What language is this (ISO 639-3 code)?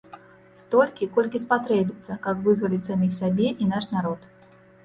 bel